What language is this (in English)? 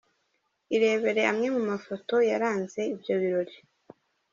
Kinyarwanda